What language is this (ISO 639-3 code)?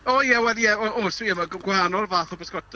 cym